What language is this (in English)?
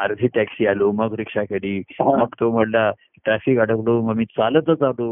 Marathi